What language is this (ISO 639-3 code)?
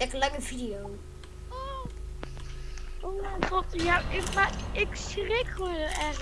nld